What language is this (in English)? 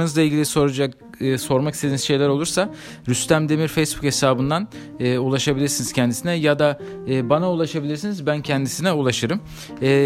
Turkish